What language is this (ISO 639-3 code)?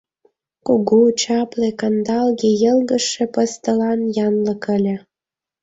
chm